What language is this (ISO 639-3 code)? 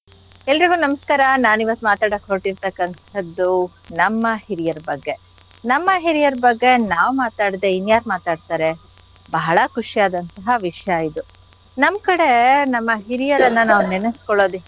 kan